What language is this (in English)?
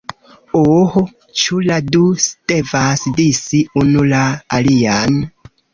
Esperanto